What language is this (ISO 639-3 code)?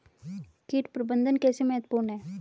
hin